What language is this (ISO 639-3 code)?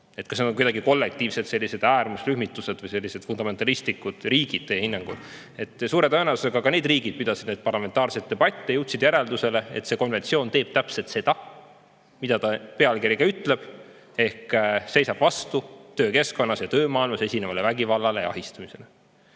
est